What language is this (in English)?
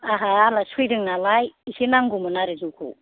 Bodo